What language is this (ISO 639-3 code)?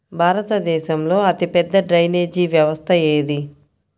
tel